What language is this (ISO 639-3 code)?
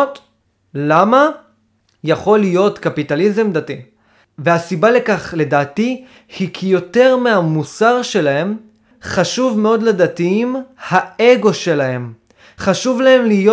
heb